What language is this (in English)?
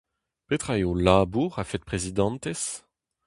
Breton